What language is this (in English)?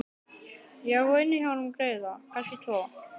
Icelandic